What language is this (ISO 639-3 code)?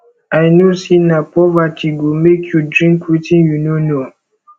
pcm